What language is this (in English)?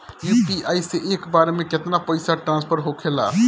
Bhojpuri